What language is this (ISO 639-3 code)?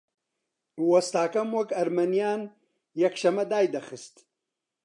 ckb